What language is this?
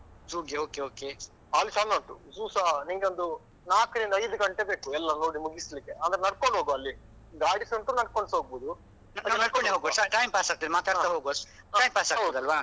Kannada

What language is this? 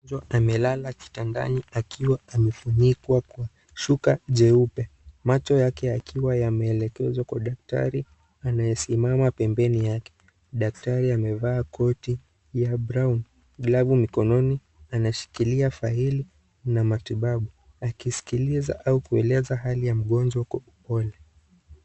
Swahili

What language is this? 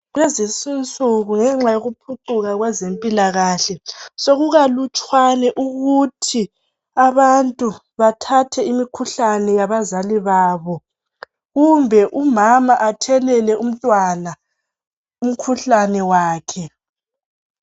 North Ndebele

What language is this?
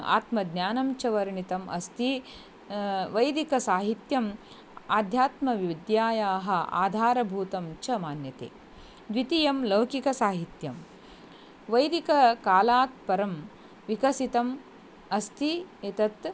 Sanskrit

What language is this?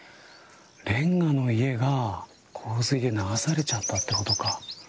Japanese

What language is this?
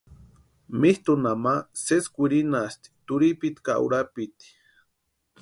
Western Highland Purepecha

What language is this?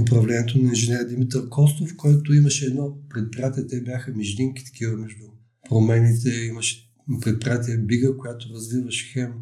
Bulgarian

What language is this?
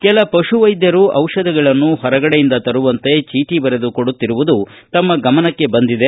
Kannada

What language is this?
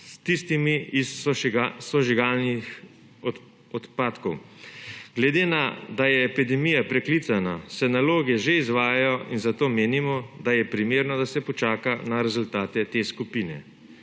Slovenian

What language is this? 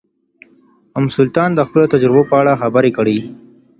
Pashto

